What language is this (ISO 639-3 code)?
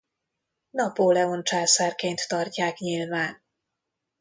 hun